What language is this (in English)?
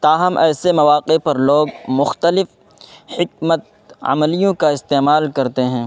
Urdu